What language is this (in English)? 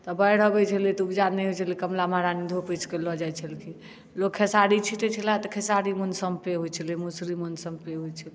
Maithili